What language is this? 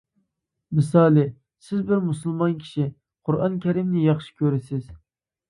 Uyghur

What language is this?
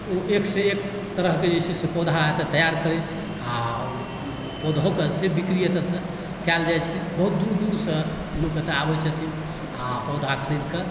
Maithili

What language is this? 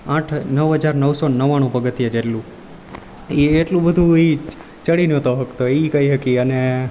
Gujarati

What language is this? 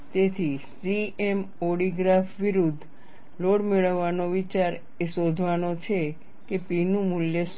Gujarati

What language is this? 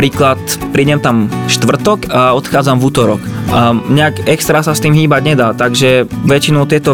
Slovak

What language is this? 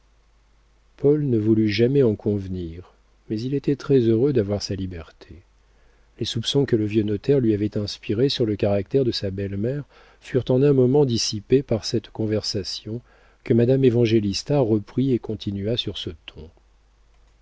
French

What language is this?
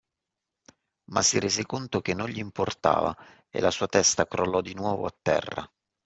Italian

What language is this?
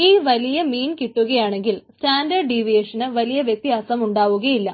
Malayalam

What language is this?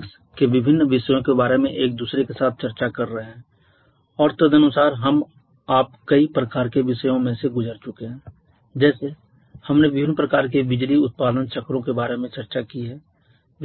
Hindi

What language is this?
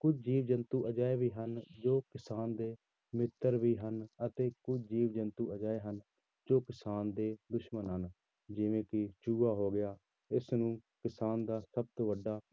Punjabi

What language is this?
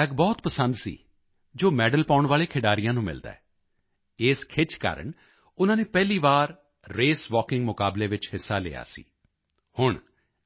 Punjabi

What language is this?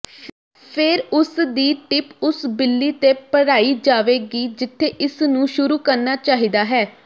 Punjabi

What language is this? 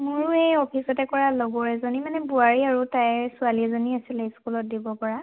Assamese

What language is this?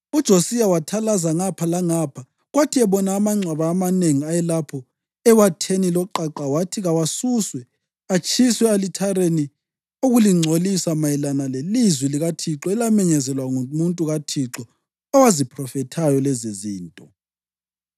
North Ndebele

